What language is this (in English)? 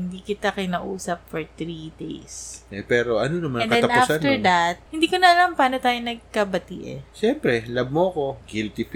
Filipino